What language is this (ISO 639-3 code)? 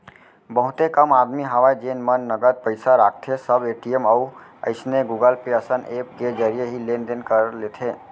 hne